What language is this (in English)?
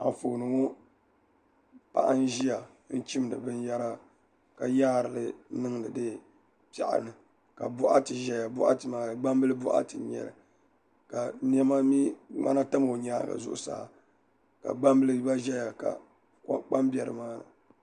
Dagbani